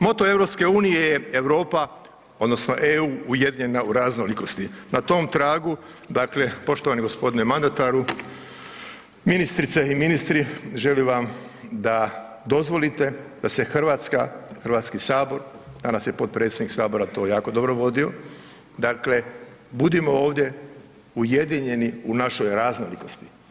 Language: Croatian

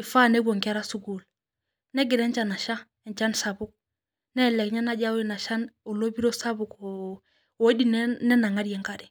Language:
Masai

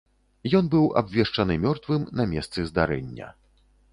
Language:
Belarusian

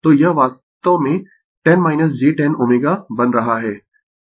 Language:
Hindi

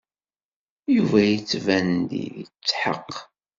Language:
Kabyle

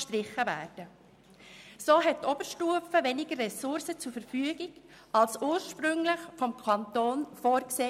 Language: Swiss German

